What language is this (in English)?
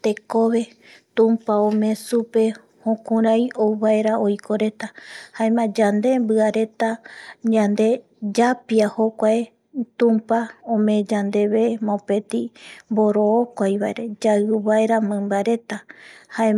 Eastern Bolivian Guaraní